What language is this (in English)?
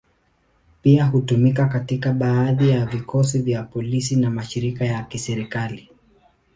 Swahili